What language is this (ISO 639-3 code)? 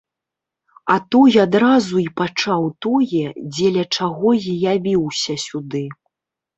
bel